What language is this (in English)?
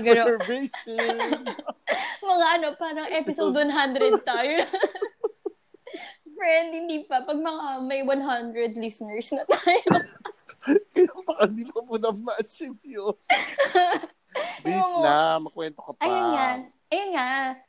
Filipino